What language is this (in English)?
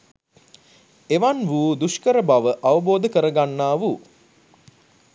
Sinhala